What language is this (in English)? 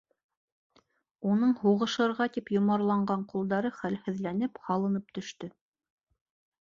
Bashkir